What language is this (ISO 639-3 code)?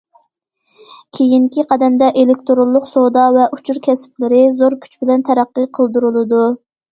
uig